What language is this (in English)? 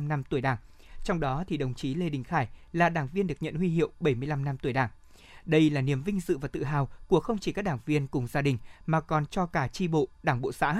Vietnamese